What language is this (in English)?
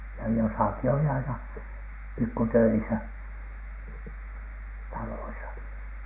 Finnish